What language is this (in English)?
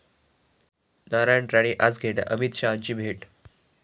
Marathi